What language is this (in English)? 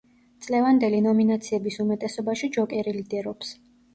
Georgian